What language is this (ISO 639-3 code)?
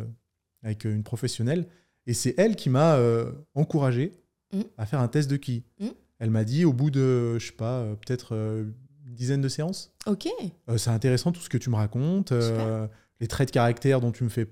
fra